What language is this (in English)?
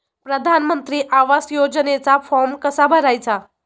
Marathi